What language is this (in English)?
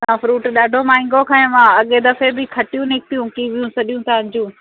Sindhi